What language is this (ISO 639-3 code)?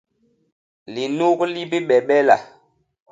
bas